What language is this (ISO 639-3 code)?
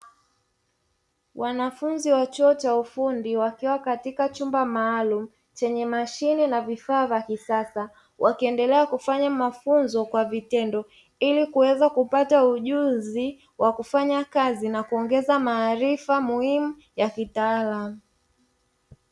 swa